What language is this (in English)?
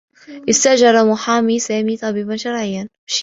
Arabic